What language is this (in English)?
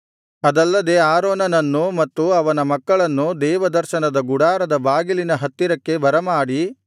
Kannada